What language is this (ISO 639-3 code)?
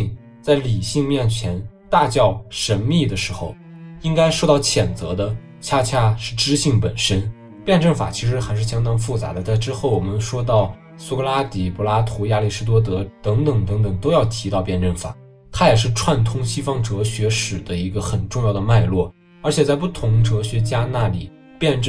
zho